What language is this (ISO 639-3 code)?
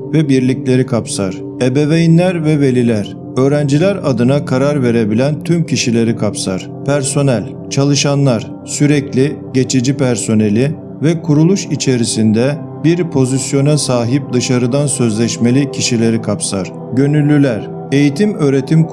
tur